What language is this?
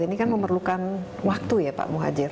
Indonesian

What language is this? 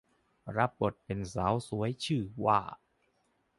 Thai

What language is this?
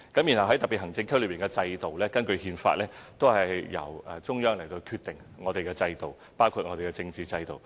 Cantonese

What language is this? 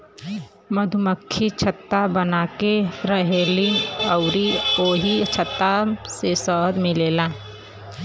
Bhojpuri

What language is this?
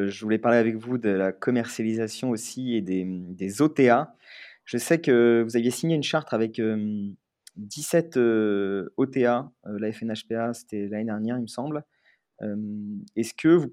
French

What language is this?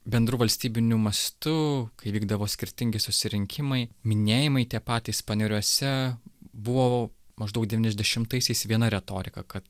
Lithuanian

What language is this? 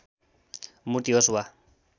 Nepali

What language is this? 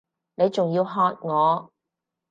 Cantonese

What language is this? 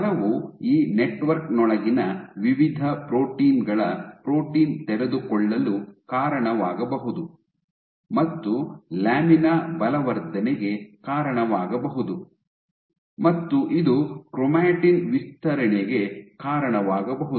Kannada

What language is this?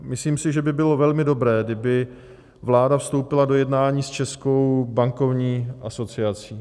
Czech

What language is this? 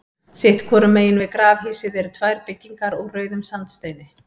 Icelandic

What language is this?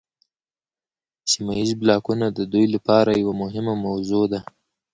Pashto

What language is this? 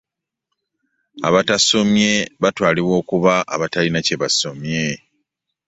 Ganda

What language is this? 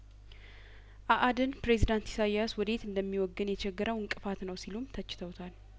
Amharic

